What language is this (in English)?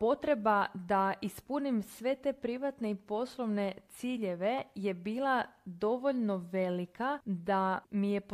Croatian